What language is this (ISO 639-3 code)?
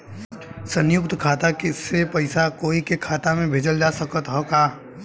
bho